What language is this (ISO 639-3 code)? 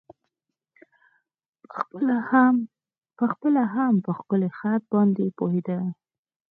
pus